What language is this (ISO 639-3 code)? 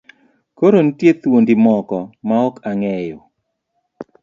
luo